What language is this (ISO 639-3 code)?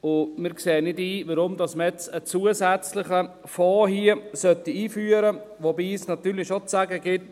gsw